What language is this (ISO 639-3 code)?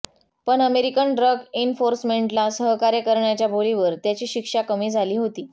mar